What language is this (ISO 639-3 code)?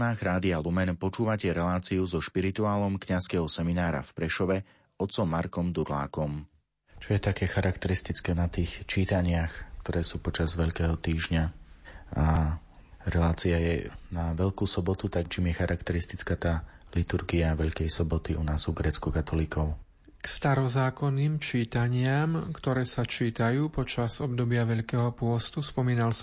slk